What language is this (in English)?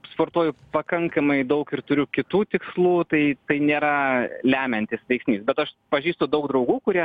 Lithuanian